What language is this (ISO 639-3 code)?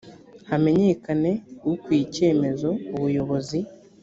kin